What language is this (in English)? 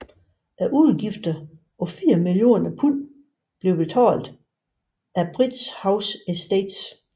Danish